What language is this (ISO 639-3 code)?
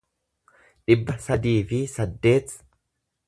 orm